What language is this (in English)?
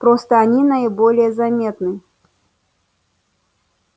Russian